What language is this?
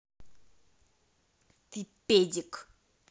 Russian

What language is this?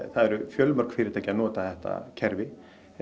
Icelandic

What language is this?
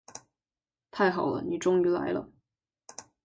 Chinese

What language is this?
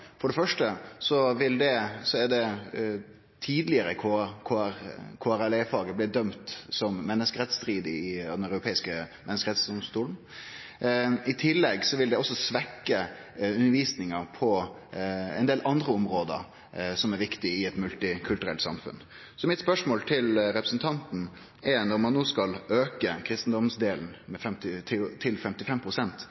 Norwegian Nynorsk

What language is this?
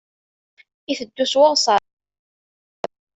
Kabyle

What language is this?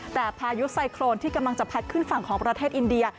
Thai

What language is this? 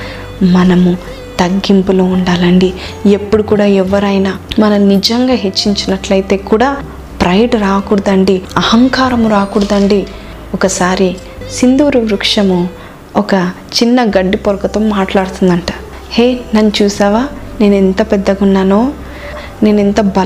Telugu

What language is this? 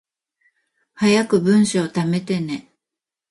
Japanese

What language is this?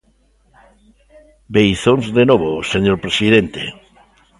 Galician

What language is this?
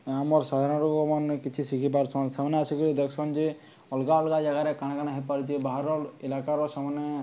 Odia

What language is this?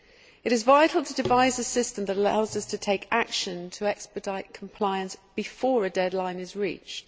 English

